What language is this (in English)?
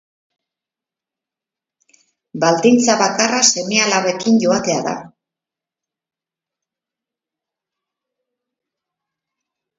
Basque